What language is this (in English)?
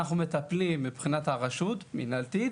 Hebrew